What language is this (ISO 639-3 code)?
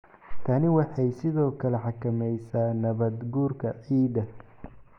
som